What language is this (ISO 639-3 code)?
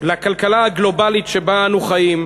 heb